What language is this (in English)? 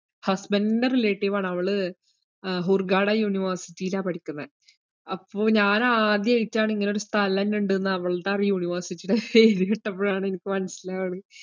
Malayalam